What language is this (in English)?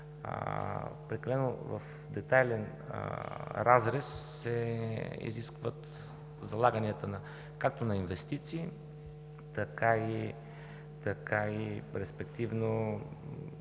Bulgarian